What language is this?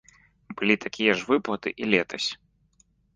Belarusian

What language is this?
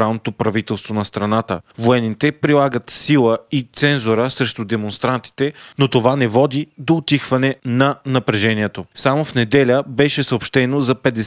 Bulgarian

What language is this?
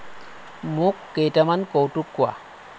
Assamese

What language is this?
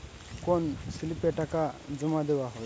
Bangla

